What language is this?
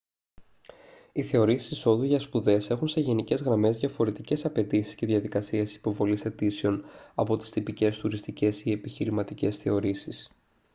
Greek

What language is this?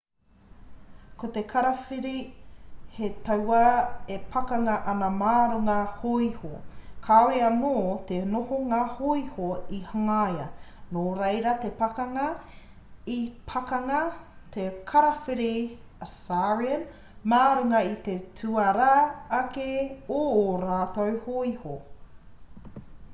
Māori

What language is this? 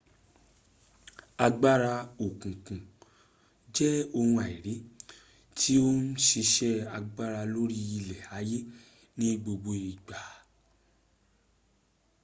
Yoruba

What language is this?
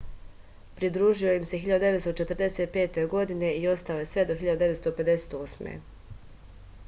Serbian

